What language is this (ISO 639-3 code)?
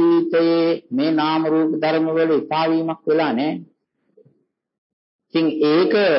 vie